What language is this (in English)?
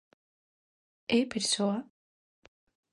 Galician